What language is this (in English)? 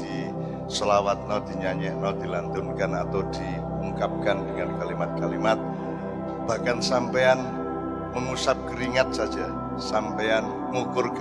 Javanese